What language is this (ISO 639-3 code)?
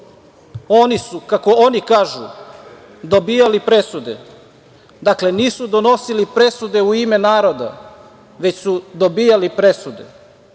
srp